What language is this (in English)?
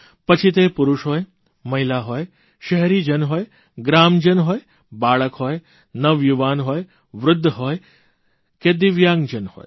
Gujarati